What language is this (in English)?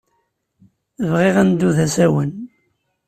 Kabyle